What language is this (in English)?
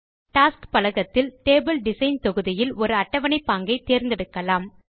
Tamil